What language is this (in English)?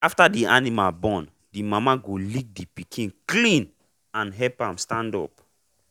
Nigerian Pidgin